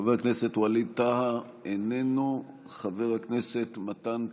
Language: Hebrew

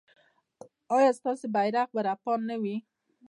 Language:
Pashto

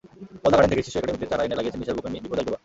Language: Bangla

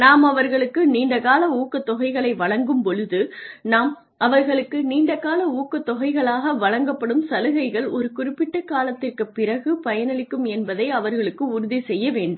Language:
Tamil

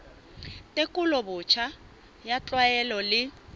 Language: Southern Sotho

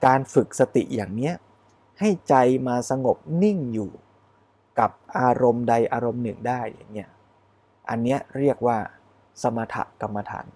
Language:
Thai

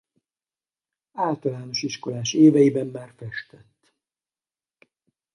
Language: Hungarian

